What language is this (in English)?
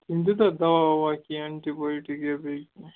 Kashmiri